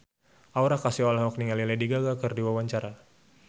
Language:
Sundanese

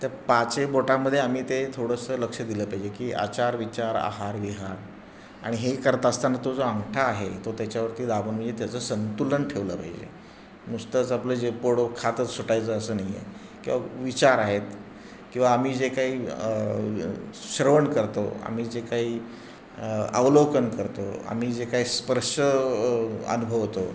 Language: Marathi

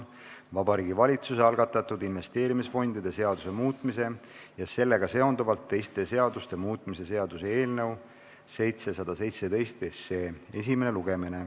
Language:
Estonian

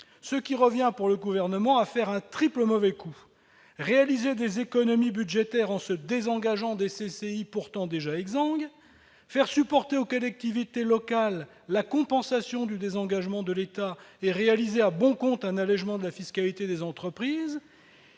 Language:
French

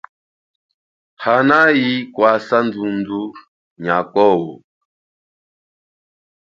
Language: Chokwe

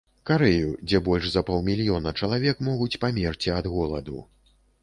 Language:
Belarusian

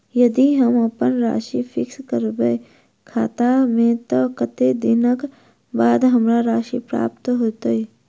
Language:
Maithili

